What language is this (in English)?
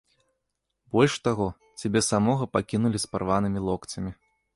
Belarusian